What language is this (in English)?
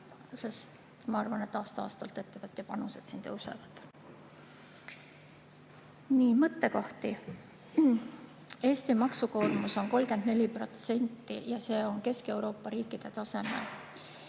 Estonian